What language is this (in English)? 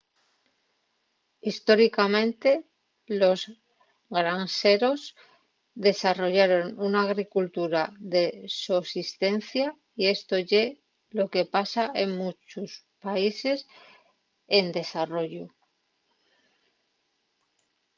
Asturian